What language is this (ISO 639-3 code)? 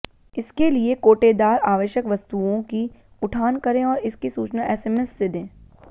hin